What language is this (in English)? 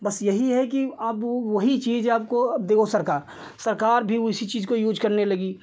Hindi